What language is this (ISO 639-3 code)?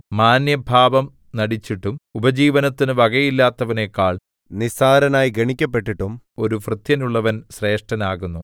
mal